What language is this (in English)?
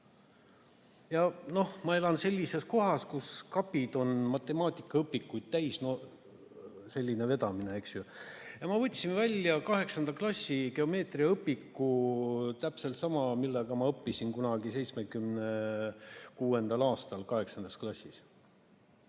Estonian